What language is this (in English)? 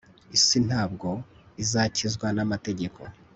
Kinyarwanda